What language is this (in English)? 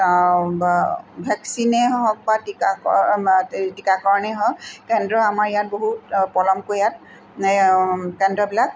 Assamese